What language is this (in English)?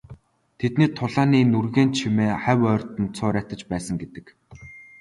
Mongolian